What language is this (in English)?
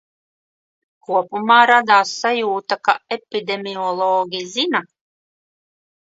Latvian